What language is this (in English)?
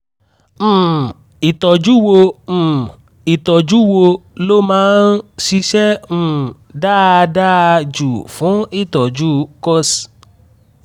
Yoruba